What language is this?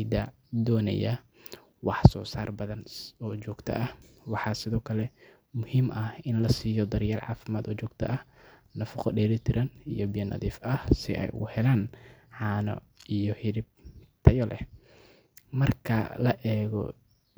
Somali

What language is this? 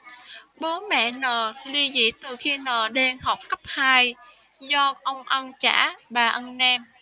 Vietnamese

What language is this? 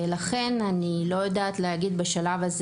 Hebrew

